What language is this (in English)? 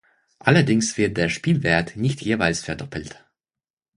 German